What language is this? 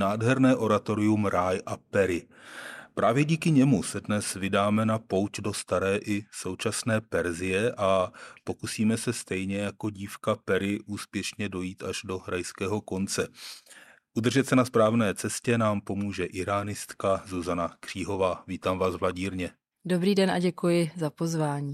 Czech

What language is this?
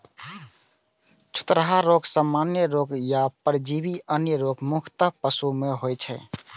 Maithili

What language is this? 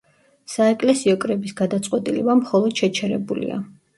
Georgian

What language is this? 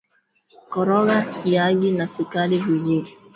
Swahili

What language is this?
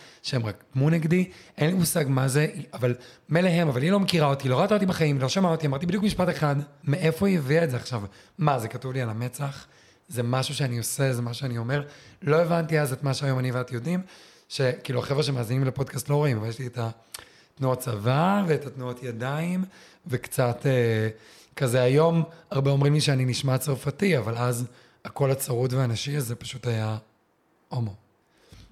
Hebrew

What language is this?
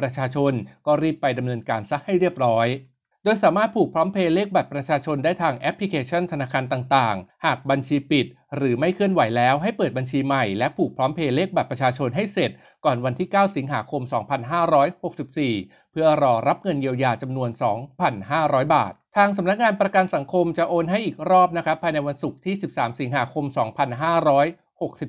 Thai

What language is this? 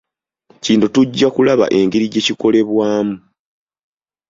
Ganda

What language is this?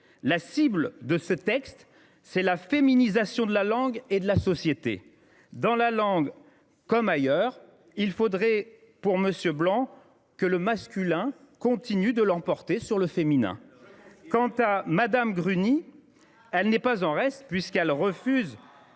French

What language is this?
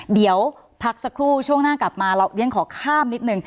Thai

